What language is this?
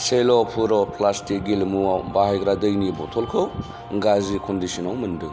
Bodo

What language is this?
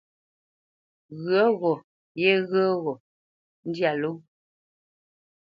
Bamenyam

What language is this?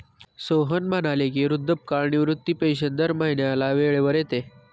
Marathi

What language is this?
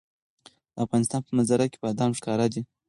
Pashto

